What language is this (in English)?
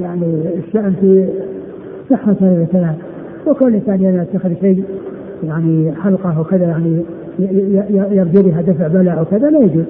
Arabic